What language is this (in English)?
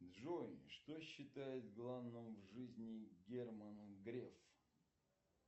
Russian